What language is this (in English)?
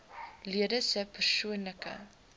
Afrikaans